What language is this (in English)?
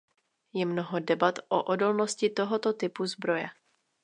Czech